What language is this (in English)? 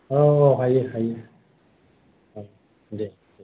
Bodo